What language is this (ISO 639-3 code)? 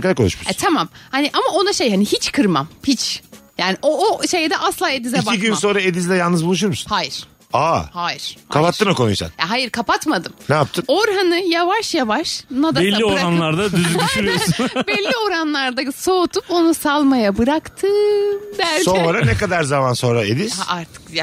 tur